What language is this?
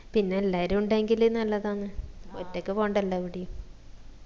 Malayalam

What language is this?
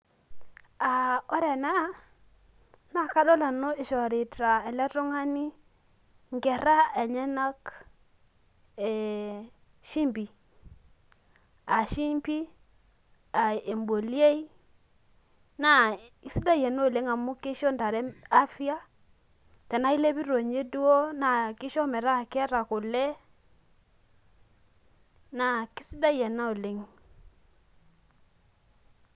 Masai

